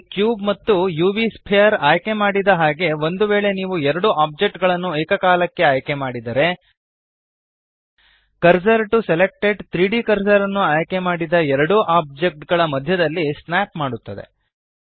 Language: Kannada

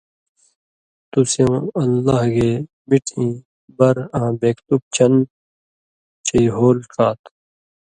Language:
Indus Kohistani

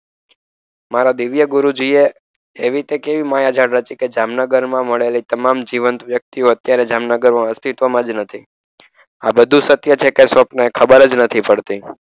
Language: Gujarati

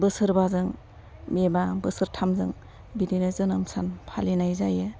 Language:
Bodo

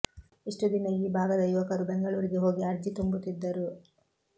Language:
Kannada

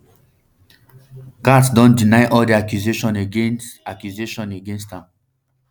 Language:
Nigerian Pidgin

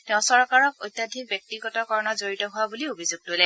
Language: Assamese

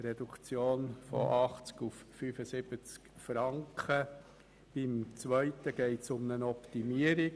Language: Swiss German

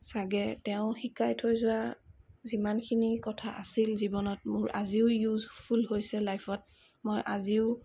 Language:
Assamese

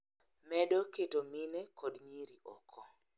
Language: Luo (Kenya and Tanzania)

